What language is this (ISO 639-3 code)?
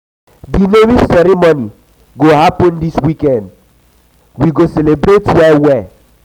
pcm